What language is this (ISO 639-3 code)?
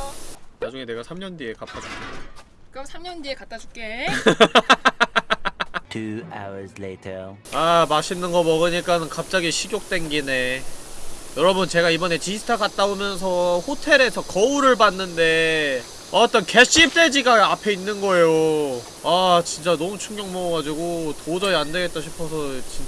kor